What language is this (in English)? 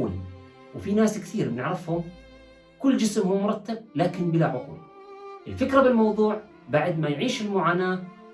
Arabic